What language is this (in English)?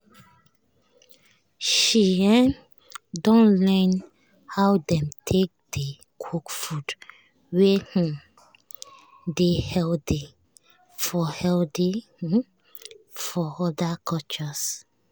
Nigerian Pidgin